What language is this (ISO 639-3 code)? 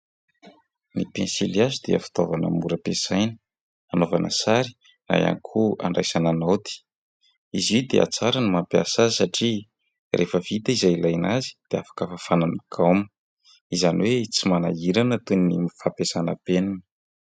mlg